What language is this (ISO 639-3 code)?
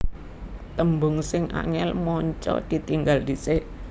jav